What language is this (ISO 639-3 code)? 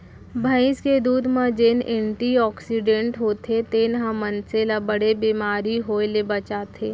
hne